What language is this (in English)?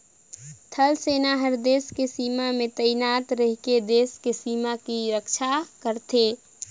Chhattisgarhi